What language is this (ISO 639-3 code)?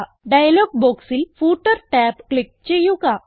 mal